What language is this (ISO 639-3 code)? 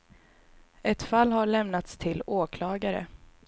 swe